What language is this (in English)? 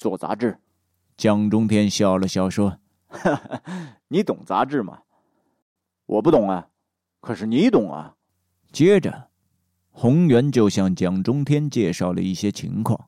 Chinese